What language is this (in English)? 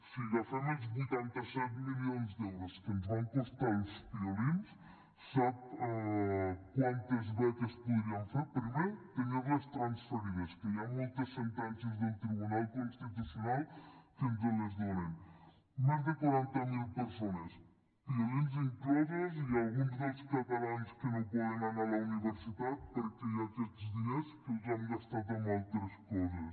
Catalan